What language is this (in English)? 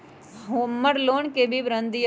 Magahi